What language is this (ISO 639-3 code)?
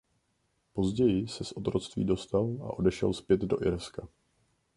ces